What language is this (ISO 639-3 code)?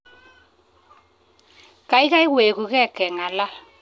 kln